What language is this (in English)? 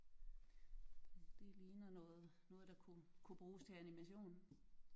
Danish